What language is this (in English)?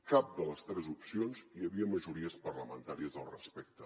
Catalan